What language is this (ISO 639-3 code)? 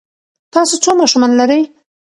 pus